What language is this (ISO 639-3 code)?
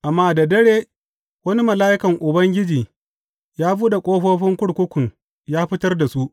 hau